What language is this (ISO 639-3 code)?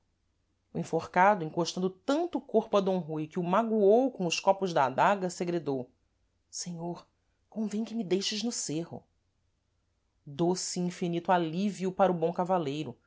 por